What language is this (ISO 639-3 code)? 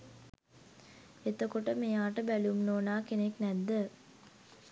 sin